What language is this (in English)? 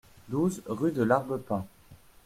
French